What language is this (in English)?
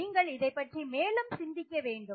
Tamil